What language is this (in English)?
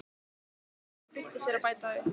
Icelandic